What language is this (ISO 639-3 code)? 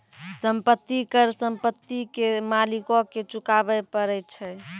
mai